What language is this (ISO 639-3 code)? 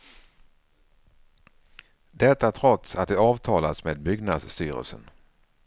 swe